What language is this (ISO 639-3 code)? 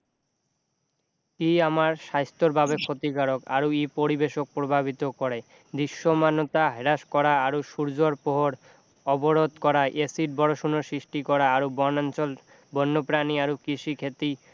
asm